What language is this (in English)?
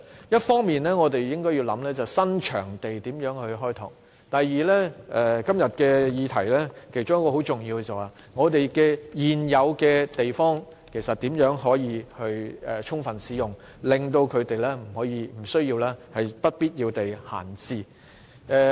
Cantonese